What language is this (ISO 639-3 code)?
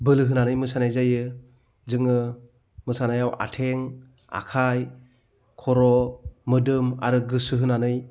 brx